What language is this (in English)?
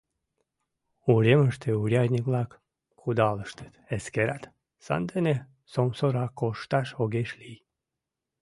Mari